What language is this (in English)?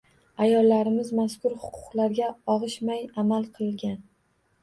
Uzbek